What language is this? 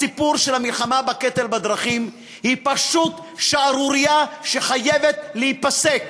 Hebrew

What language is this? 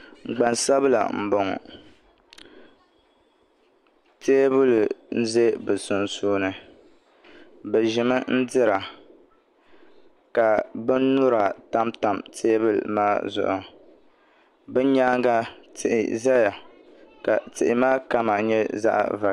Dagbani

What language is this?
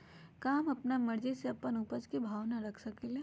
Magahi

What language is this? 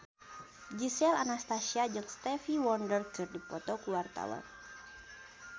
Sundanese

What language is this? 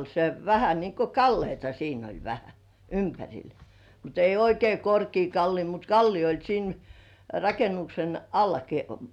Finnish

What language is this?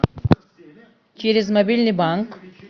Russian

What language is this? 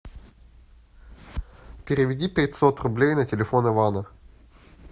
Russian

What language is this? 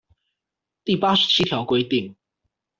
Chinese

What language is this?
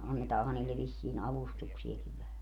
Finnish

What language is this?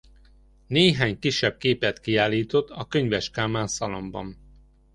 Hungarian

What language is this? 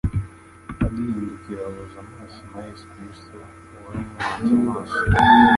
Kinyarwanda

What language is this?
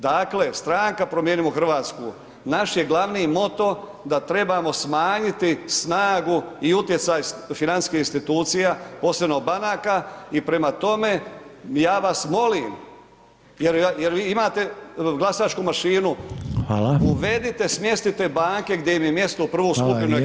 Croatian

